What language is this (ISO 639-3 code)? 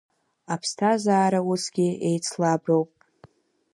abk